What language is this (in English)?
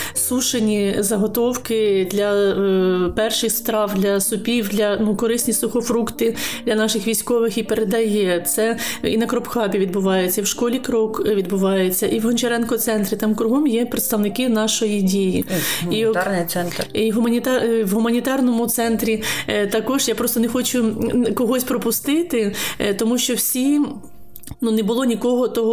Ukrainian